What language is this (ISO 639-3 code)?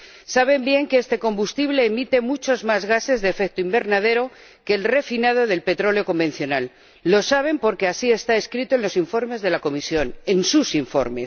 spa